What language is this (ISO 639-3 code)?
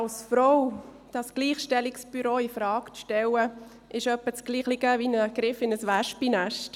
gsw